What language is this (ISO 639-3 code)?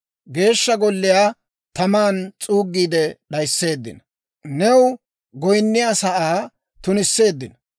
dwr